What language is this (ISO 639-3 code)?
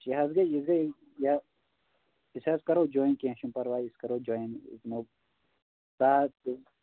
kas